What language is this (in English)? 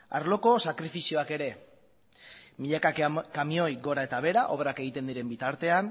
Basque